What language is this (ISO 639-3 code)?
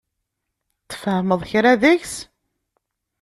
kab